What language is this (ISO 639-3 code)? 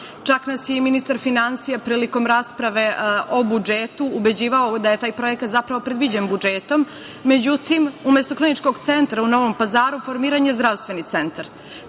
srp